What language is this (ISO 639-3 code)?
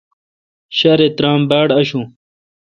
xka